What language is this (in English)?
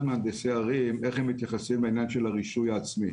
Hebrew